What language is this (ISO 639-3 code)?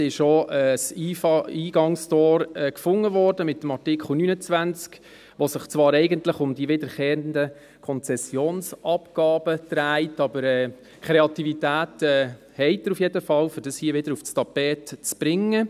gsw